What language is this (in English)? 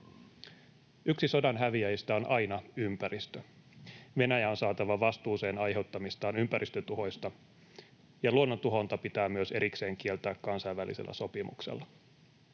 Finnish